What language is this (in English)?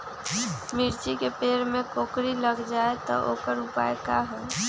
Magahi